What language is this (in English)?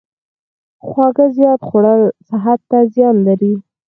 Pashto